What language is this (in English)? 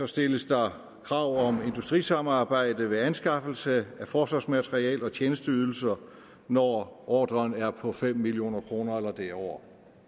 Danish